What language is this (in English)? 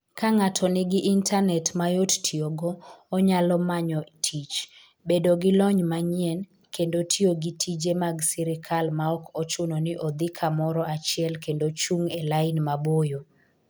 Luo (Kenya and Tanzania)